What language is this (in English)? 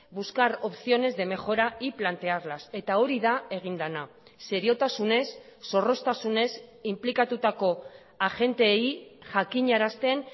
Basque